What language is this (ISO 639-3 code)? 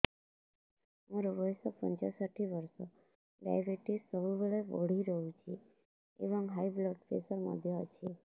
ori